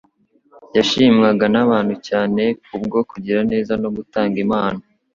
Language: Kinyarwanda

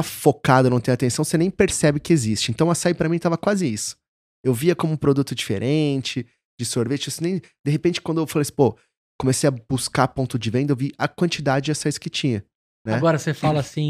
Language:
Portuguese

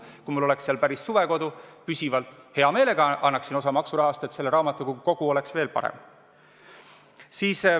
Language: Estonian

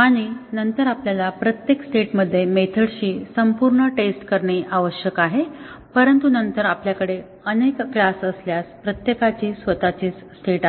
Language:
Marathi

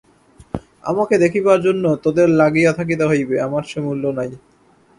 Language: Bangla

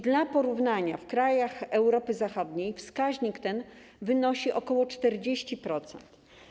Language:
Polish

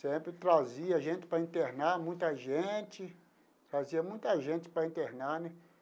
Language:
Portuguese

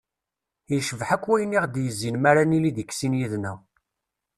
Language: Kabyle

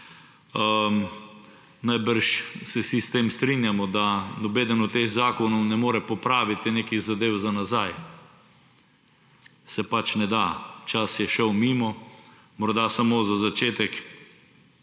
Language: Slovenian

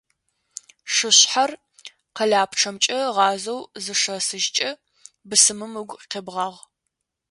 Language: Adyghe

